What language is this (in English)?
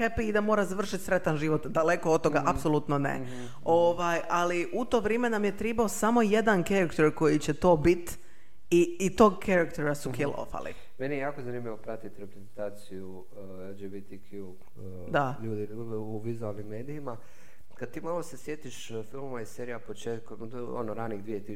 Croatian